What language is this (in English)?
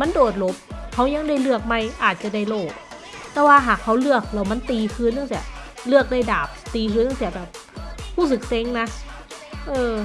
Thai